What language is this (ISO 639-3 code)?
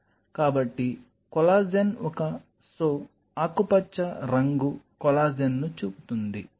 tel